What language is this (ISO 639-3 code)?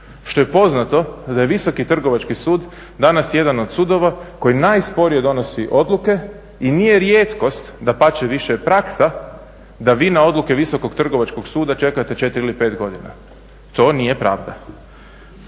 hrv